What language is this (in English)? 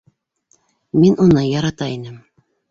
Bashkir